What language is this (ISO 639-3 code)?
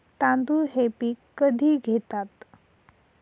mar